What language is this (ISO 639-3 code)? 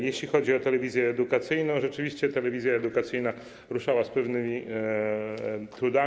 pol